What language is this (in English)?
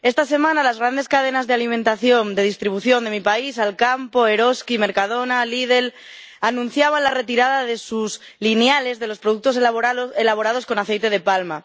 Spanish